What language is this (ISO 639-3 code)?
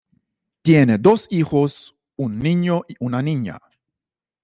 spa